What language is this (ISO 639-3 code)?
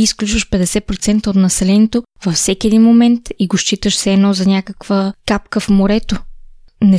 bul